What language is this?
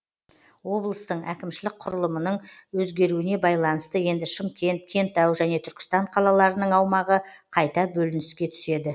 Kazakh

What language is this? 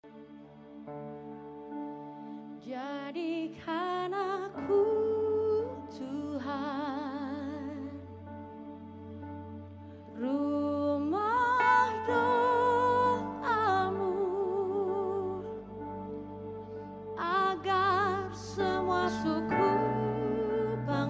Indonesian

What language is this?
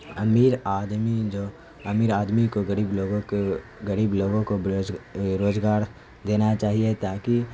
Urdu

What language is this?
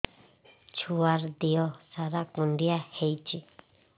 Odia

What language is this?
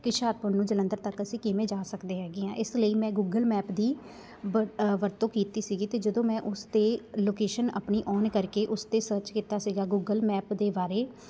Punjabi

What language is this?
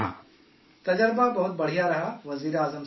Urdu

